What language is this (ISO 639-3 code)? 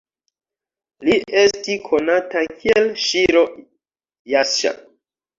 epo